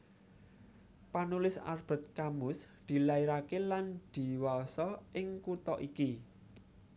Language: Javanese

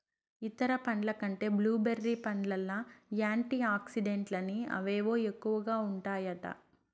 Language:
Telugu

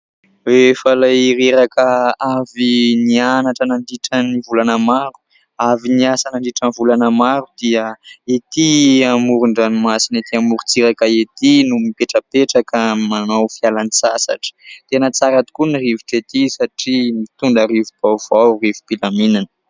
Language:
Malagasy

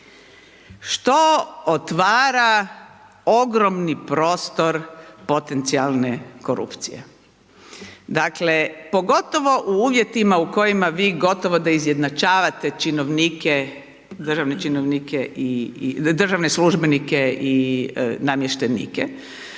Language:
Croatian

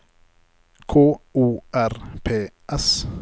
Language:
Norwegian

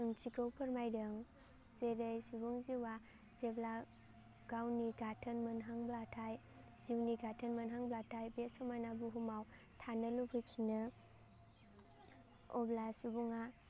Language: Bodo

